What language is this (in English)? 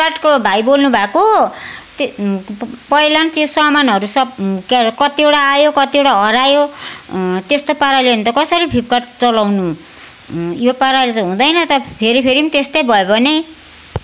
Nepali